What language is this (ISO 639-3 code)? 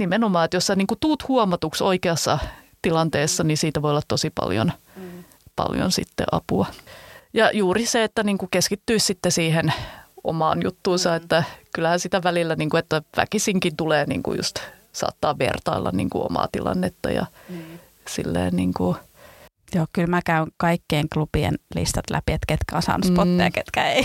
fin